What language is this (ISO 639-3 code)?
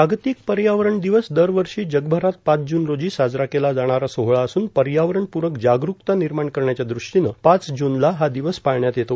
mar